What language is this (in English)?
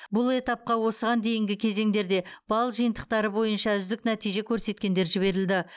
Kazakh